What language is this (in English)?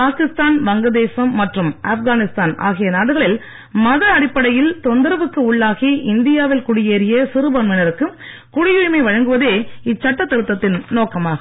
Tamil